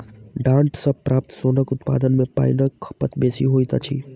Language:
Maithili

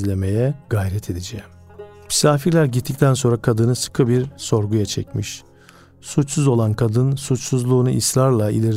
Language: Turkish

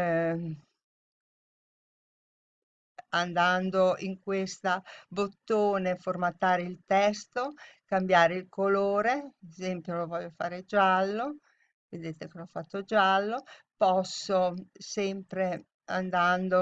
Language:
Italian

